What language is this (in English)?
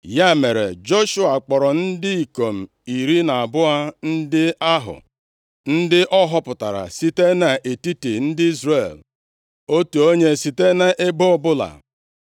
Igbo